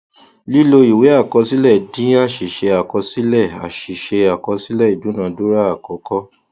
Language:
Yoruba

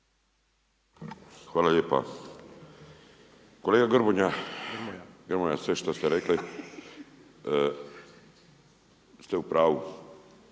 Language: Croatian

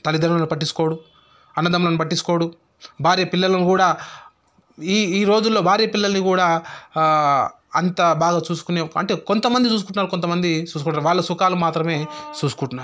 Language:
Telugu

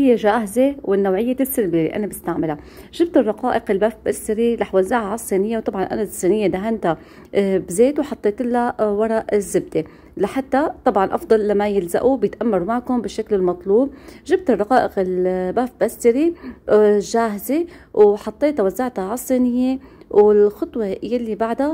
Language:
Arabic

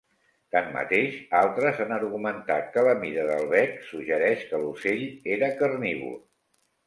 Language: Catalan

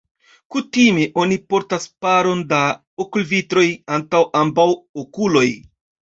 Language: Esperanto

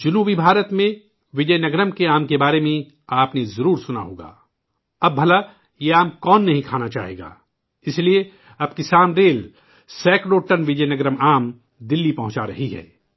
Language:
Urdu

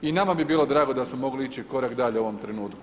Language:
Croatian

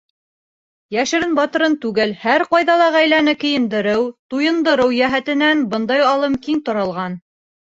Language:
Bashkir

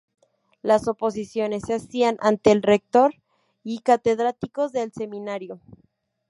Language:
Spanish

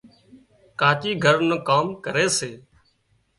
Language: Wadiyara Koli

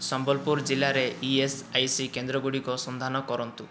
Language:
Odia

